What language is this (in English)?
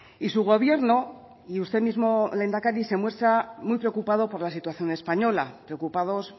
Spanish